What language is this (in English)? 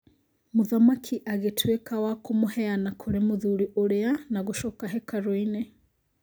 Kikuyu